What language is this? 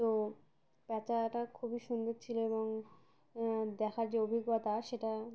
Bangla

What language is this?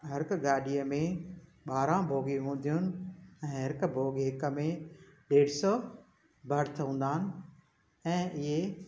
Sindhi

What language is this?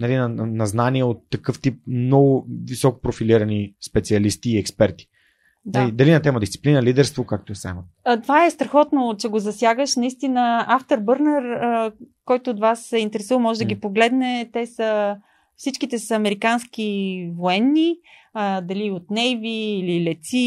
Bulgarian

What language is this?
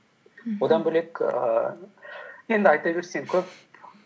Kazakh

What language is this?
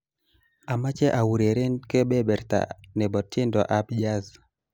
Kalenjin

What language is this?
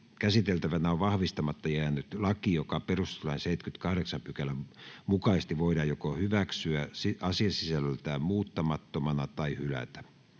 Finnish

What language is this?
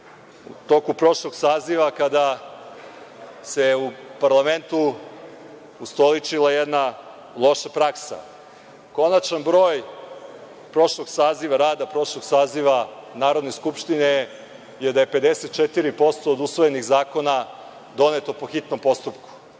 Serbian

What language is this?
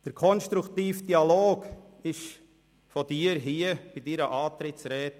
Swiss German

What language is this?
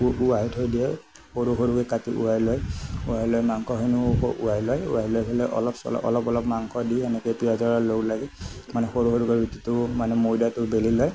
Assamese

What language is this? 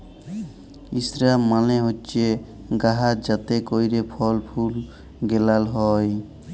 Bangla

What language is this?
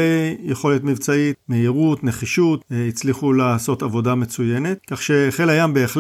Hebrew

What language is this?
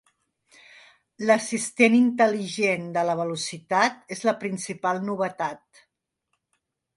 Catalan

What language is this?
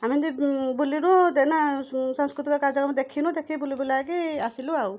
Odia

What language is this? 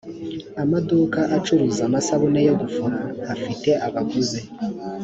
Kinyarwanda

